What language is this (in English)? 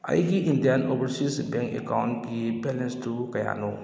Manipuri